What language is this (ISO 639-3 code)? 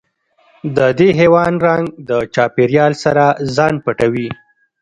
pus